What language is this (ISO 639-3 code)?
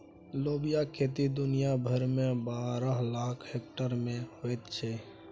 mai